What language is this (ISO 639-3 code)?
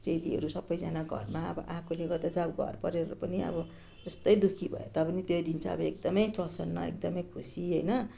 nep